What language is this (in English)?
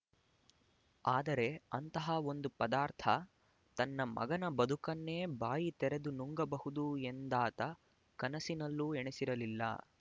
Kannada